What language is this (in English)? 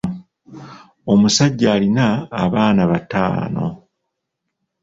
Ganda